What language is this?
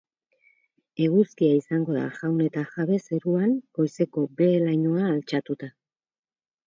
Basque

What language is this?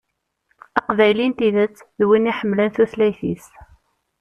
Kabyle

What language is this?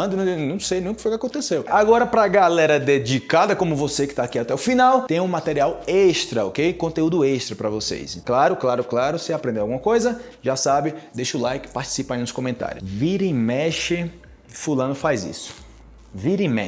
Portuguese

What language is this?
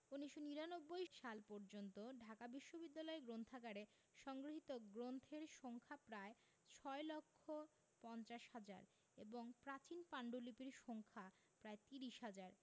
Bangla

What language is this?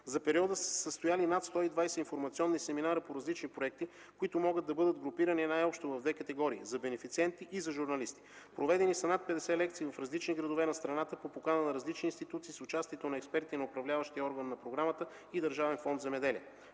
Bulgarian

